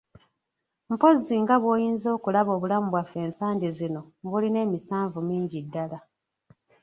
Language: Ganda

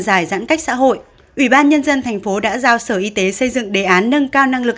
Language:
Vietnamese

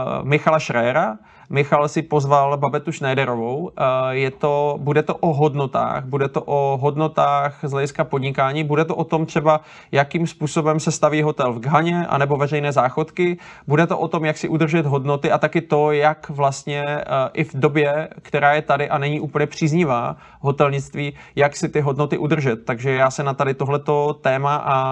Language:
Czech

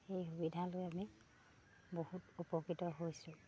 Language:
Assamese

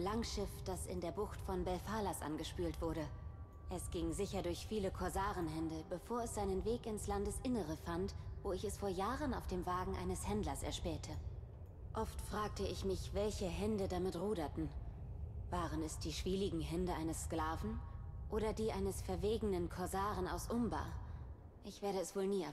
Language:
German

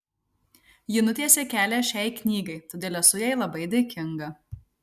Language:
Lithuanian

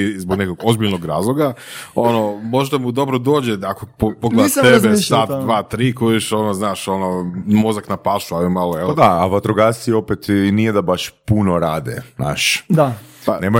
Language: Croatian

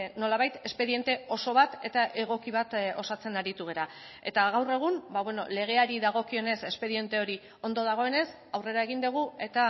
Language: Basque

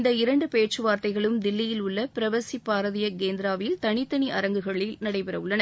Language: Tamil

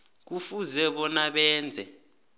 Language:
South Ndebele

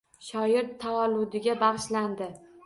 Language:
Uzbek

